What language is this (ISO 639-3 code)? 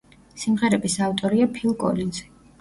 kat